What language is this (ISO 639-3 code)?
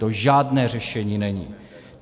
ces